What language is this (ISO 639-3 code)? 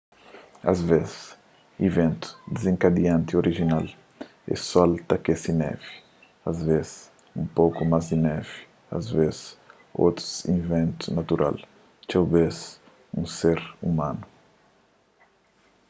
kea